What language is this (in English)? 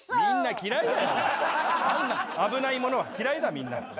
Japanese